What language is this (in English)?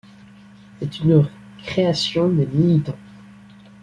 French